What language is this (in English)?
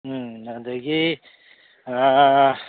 Manipuri